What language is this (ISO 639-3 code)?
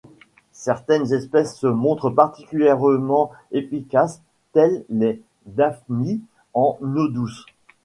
fra